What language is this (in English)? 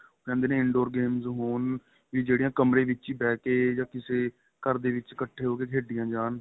Punjabi